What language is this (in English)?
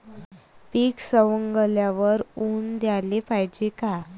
Marathi